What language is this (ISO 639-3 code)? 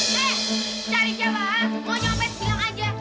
ind